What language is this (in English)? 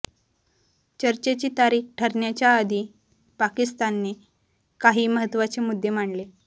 Marathi